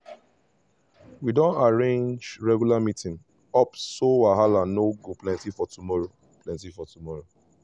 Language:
Nigerian Pidgin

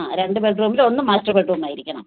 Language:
Malayalam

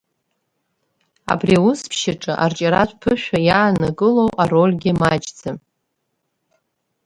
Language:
Abkhazian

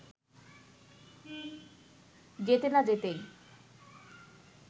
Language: Bangla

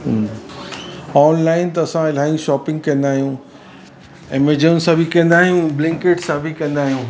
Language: Sindhi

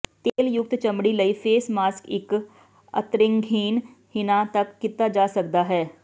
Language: Punjabi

